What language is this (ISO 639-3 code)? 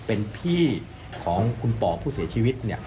tha